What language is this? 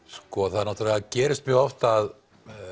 Icelandic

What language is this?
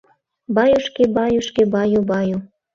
Mari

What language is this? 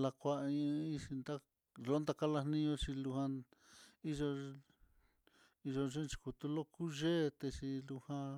Mitlatongo Mixtec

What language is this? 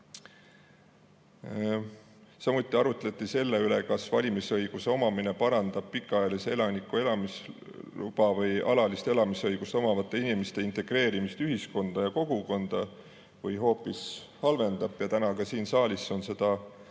Estonian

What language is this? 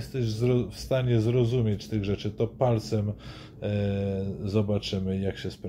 Polish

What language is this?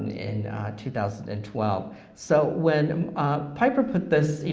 English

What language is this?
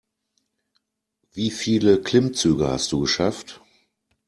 German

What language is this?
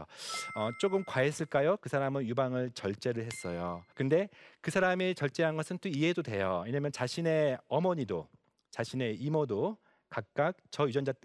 Korean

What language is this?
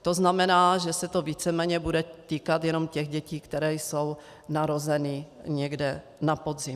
Czech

